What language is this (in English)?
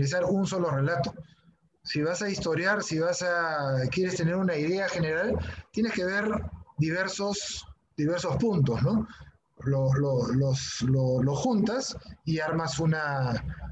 Spanish